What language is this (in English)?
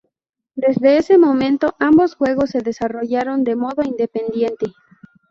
Spanish